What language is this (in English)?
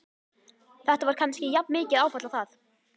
Icelandic